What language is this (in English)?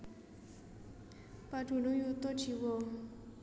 Javanese